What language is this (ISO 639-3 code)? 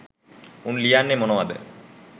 sin